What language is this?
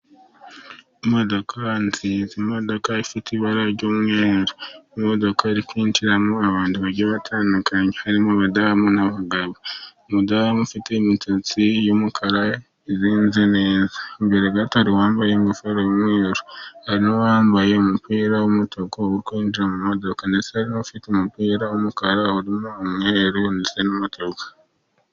Kinyarwanda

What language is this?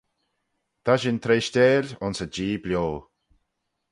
Manx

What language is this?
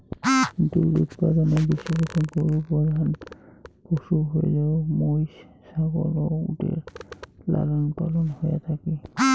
Bangla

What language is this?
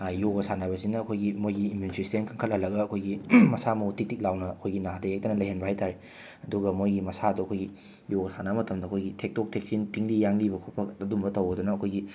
Manipuri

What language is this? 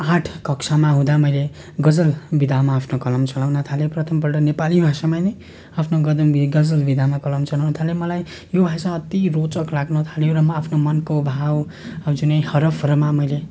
Nepali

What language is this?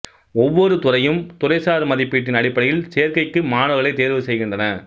Tamil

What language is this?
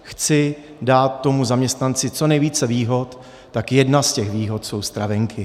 Czech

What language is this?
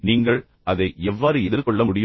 Tamil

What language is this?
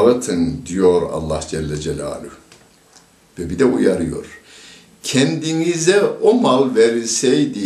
Turkish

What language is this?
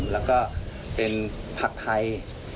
Thai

